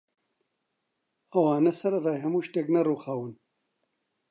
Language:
Central Kurdish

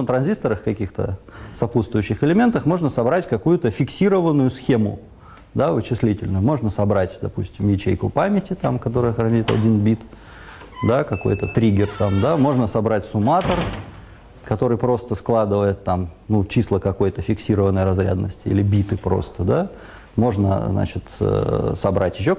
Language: Russian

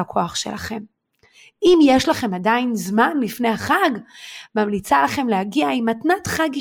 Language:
Hebrew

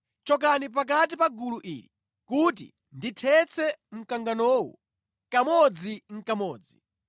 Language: Nyanja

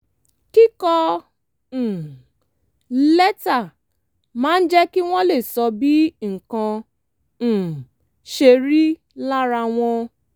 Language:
Yoruba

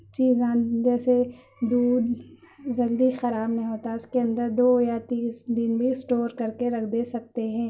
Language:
Urdu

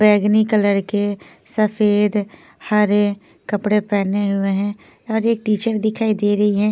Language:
Hindi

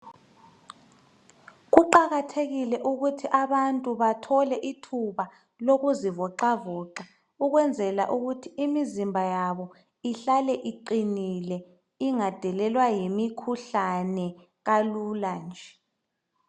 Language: North Ndebele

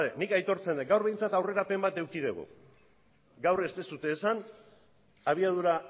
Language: Basque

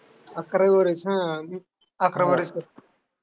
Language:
Marathi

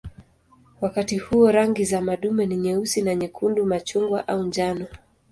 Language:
Swahili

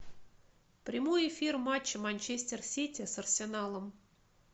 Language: Russian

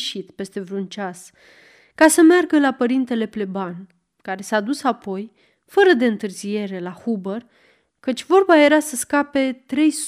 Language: Romanian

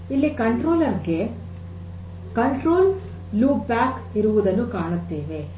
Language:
Kannada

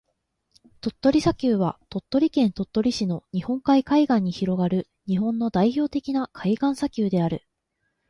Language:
Japanese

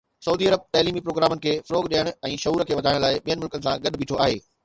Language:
Sindhi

